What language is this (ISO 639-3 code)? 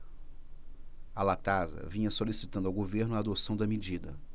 por